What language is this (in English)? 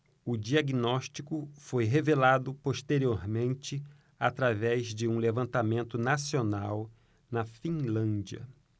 Portuguese